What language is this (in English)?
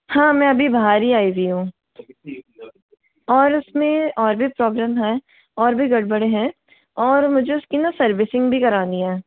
Hindi